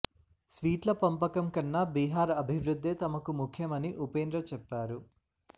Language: Telugu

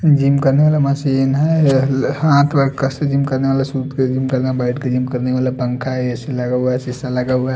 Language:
Hindi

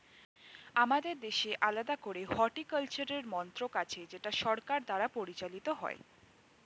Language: Bangla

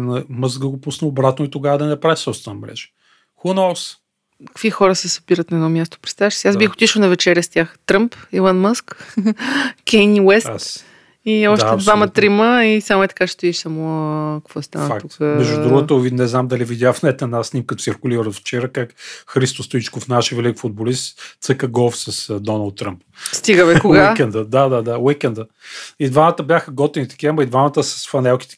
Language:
Bulgarian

